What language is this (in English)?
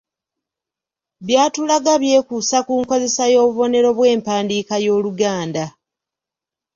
Ganda